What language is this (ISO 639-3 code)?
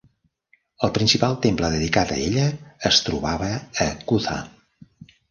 cat